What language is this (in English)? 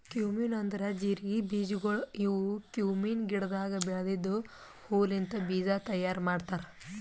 Kannada